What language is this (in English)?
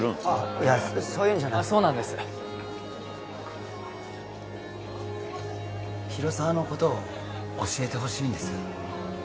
Japanese